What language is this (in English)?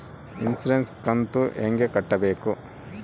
Kannada